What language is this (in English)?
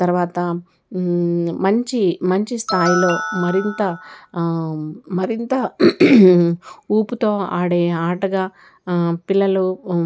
Telugu